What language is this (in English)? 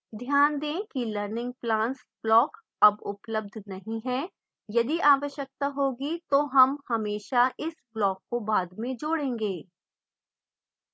Hindi